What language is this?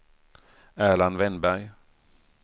Swedish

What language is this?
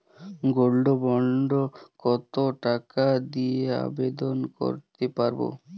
Bangla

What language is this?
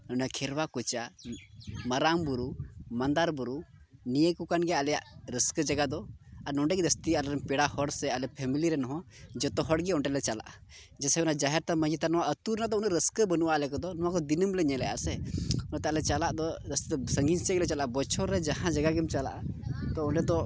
Santali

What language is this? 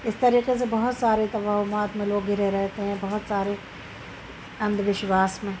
Urdu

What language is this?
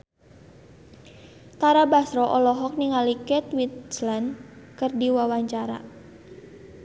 Sundanese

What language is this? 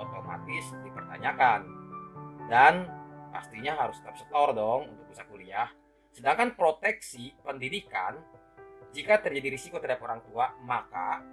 Indonesian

